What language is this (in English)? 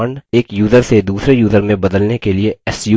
Hindi